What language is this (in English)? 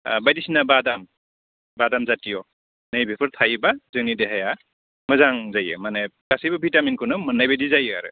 Bodo